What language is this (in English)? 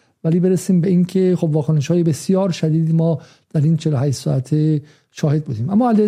Persian